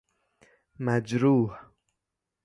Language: Persian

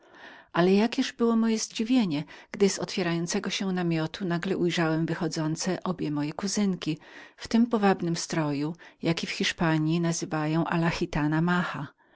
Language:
Polish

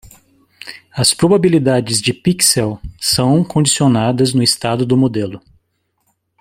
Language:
Portuguese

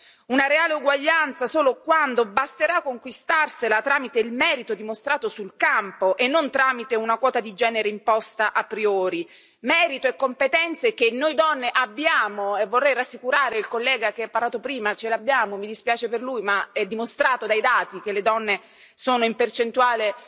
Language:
Italian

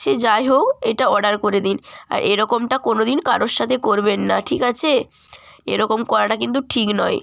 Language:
Bangla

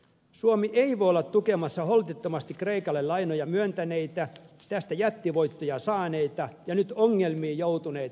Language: Finnish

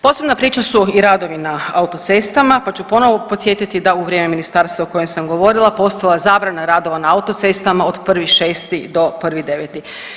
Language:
Croatian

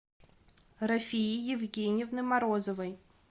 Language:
Russian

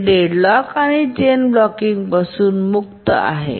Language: Marathi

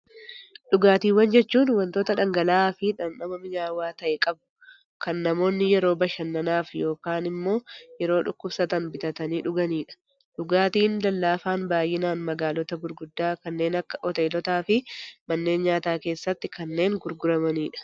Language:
Oromo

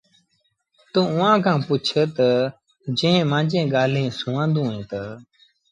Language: Sindhi Bhil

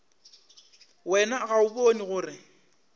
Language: Northern Sotho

